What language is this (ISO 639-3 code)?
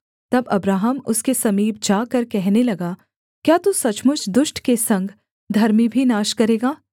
hin